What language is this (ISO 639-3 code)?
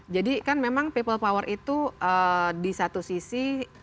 ind